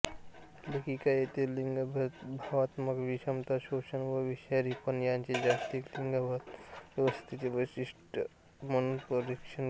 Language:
Marathi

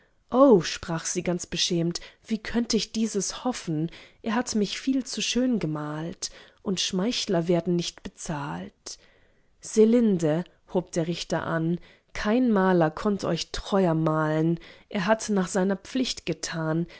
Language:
German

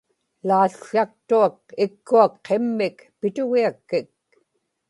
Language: Inupiaq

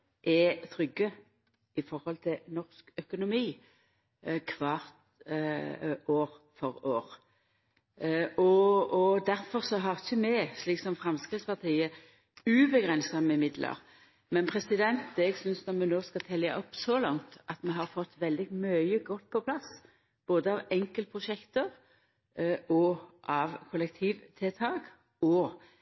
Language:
Norwegian Nynorsk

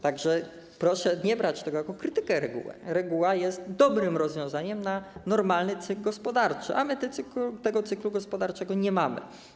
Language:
Polish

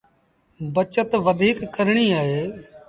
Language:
Sindhi Bhil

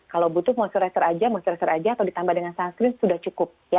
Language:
Indonesian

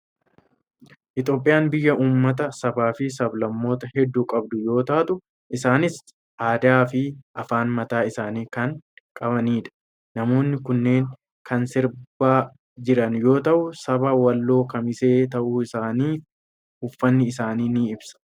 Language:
Oromo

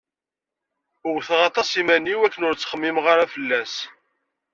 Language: Kabyle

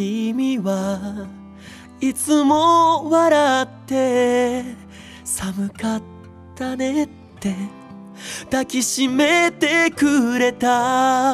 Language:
Korean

